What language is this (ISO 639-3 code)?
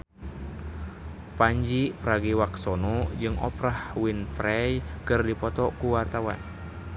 sun